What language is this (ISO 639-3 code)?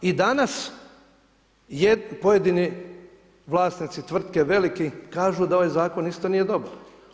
hrv